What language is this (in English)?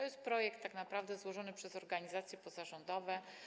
Polish